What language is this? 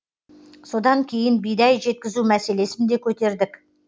Kazakh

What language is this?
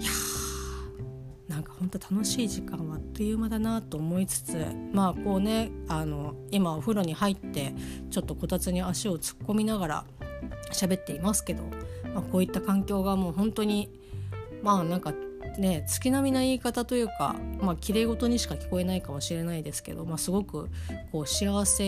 Japanese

